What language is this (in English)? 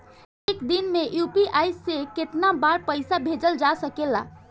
Bhojpuri